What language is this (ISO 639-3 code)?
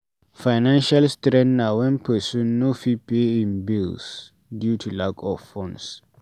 pcm